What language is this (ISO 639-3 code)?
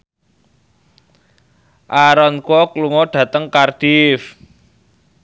jav